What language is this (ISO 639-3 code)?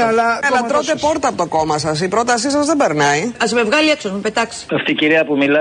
ell